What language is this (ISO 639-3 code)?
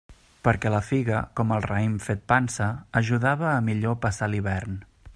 cat